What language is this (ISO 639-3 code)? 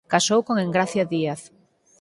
glg